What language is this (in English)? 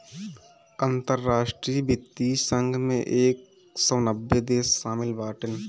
Bhojpuri